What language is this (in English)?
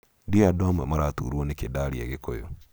Kikuyu